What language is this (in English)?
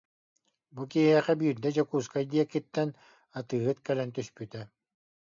Yakut